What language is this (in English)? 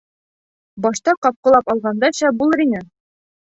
Bashkir